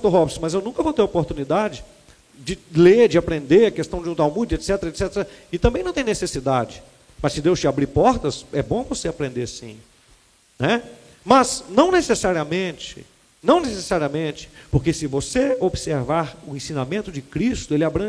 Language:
Portuguese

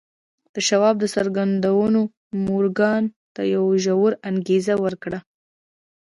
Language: Pashto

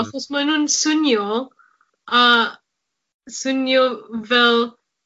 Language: Welsh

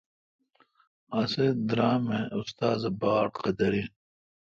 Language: Kalkoti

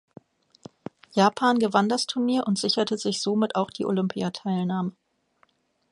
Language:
German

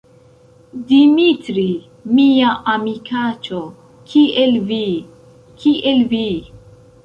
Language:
Esperanto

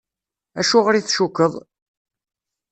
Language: Kabyle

